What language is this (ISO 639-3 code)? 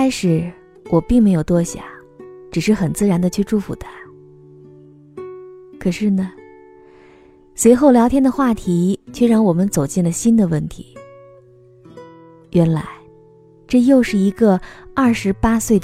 zho